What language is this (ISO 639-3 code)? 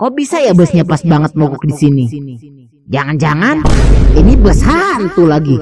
ind